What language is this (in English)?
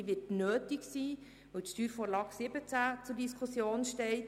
Swiss German